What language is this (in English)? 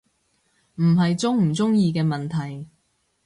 Cantonese